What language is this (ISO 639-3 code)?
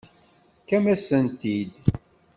kab